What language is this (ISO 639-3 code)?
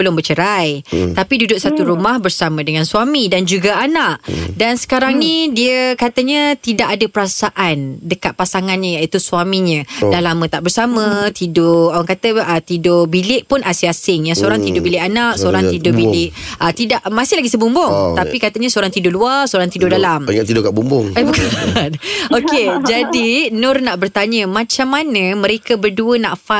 msa